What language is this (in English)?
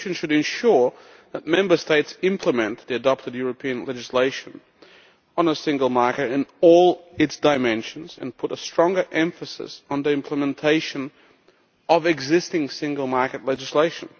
English